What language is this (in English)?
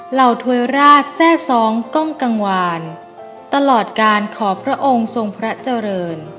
Thai